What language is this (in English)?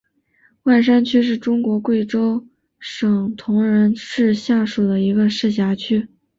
Chinese